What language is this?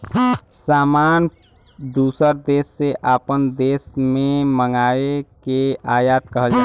Bhojpuri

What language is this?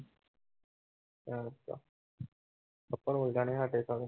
Punjabi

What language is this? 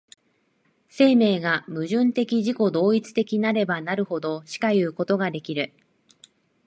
Japanese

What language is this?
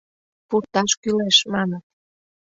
Mari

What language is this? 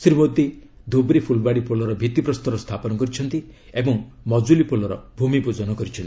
Odia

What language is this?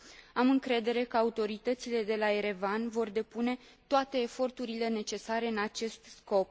Romanian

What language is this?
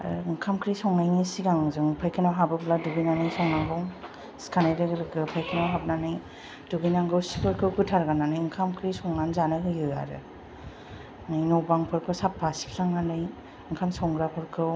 Bodo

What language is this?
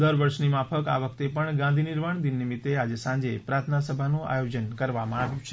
Gujarati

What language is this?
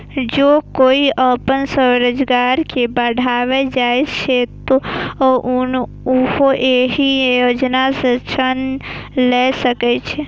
Maithili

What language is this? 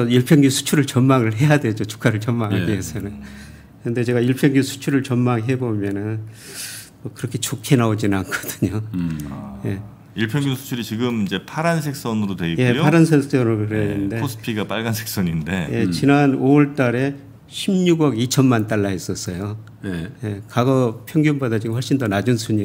Korean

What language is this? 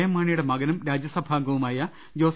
Malayalam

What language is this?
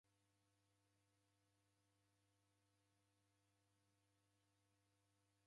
Taita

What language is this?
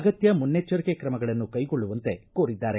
Kannada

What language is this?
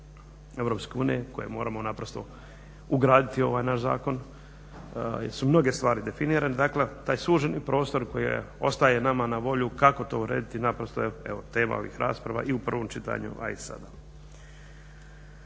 Croatian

